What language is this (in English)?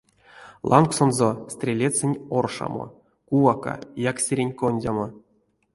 Erzya